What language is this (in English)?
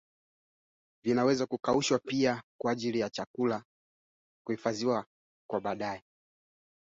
Swahili